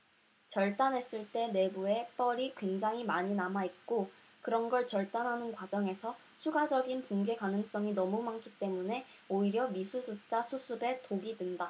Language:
Korean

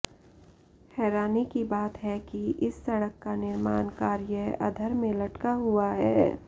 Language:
Hindi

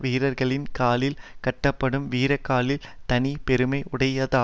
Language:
Tamil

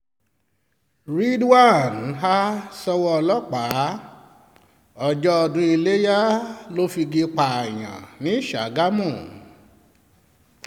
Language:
Yoruba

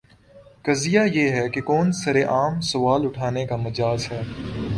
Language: Urdu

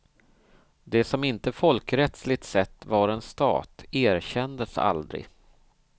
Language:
Swedish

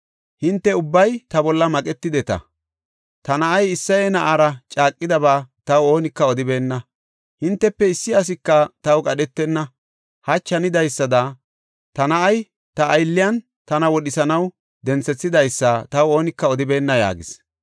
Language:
Gofa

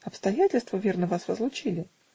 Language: Russian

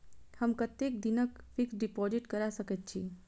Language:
Maithili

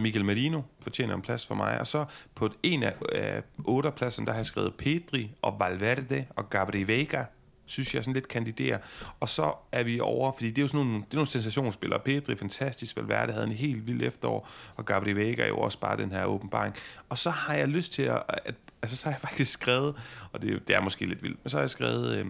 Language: Danish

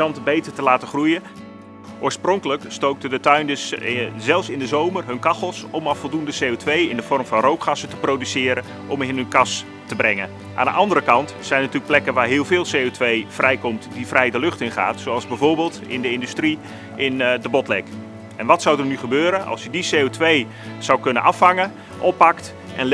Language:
Dutch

